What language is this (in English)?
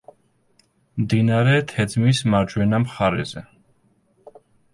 Georgian